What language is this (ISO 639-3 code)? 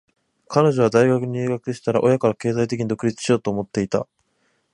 jpn